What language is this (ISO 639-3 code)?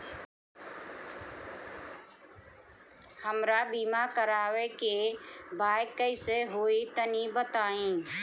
bho